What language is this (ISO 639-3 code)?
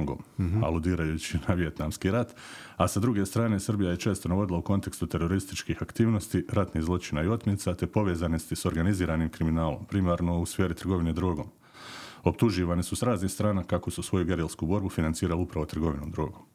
hrv